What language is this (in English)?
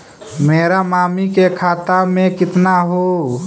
Magahi